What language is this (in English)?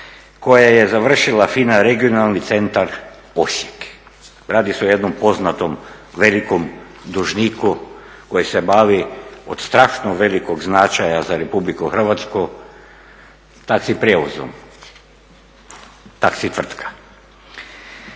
Croatian